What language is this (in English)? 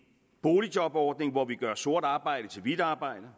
Danish